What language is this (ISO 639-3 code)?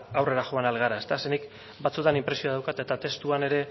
eus